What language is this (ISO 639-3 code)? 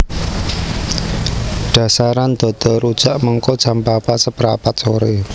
jav